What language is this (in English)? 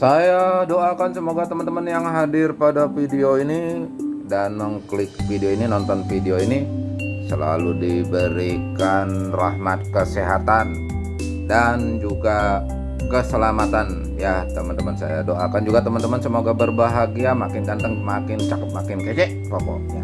Indonesian